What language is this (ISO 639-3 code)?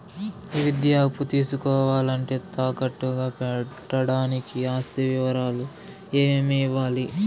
tel